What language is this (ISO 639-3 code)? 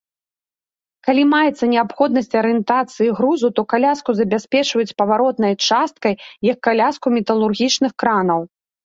bel